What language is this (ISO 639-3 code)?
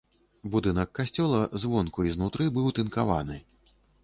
bel